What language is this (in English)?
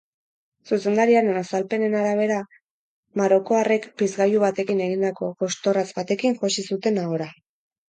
Basque